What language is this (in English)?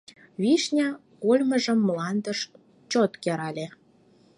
Mari